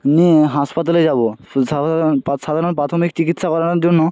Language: Bangla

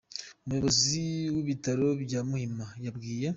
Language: Kinyarwanda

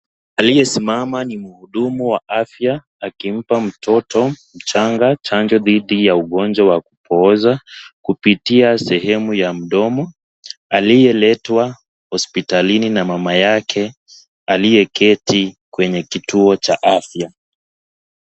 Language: Swahili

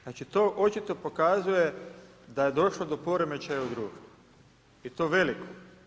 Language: Croatian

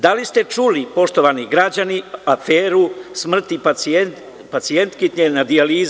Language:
Serbian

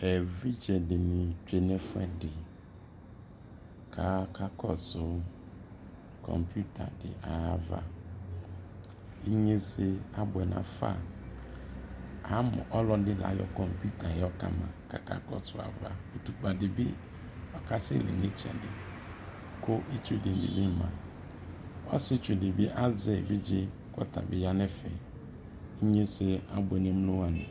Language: Ikposo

